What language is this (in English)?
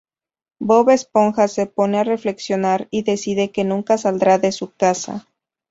Spanish